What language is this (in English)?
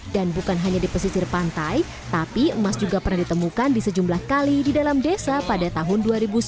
Indonesian